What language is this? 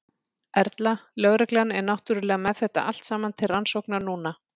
Icelandic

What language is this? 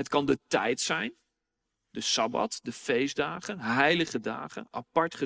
Dutch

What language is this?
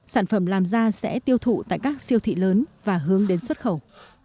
Vietnamese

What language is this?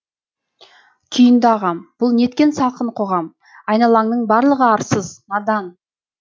Kazakh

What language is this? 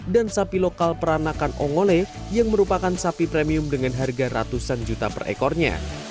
Indonesian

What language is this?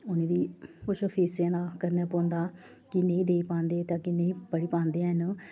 Dogri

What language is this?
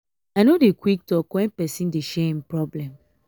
Nigerian Pidgin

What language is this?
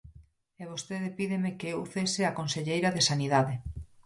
Galician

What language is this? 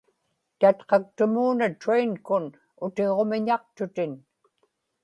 Inupiaq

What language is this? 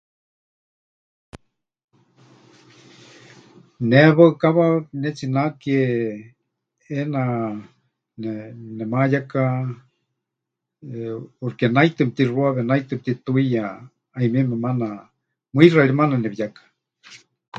Huichol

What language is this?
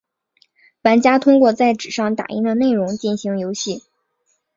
Chinese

